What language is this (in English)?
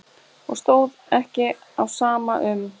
Icelandic